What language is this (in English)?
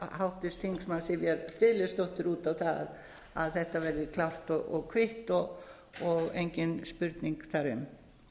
Icelandic